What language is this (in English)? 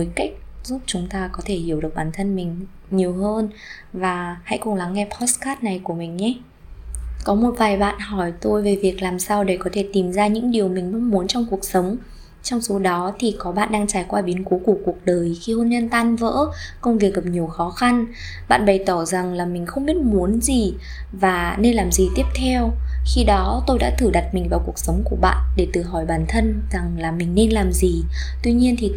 Vietnamese